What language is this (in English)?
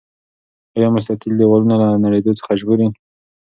Pashto